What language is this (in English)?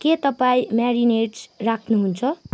Nepali